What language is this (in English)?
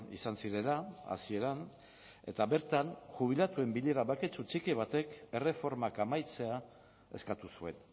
Basque